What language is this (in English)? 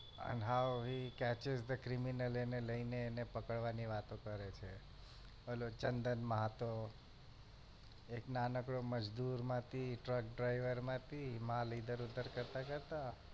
Gujarati